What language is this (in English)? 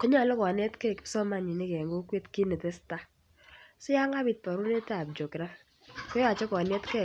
Kalenjin